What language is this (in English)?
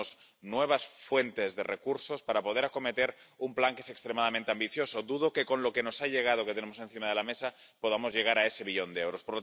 Spanish